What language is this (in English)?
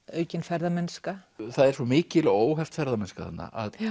Icelandic